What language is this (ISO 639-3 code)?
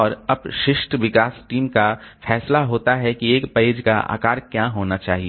hin